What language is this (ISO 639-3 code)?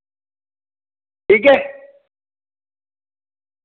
doi